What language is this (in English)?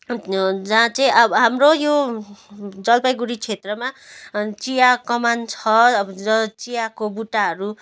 Nepali